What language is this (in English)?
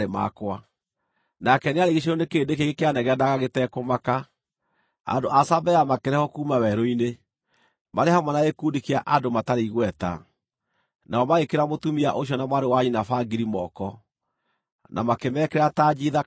Kikuyu